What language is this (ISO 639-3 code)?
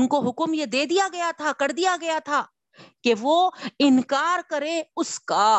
urd